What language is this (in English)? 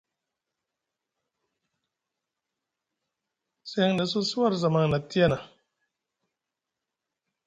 Musgu